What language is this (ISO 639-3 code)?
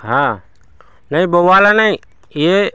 hin